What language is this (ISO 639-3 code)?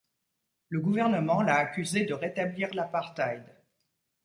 fra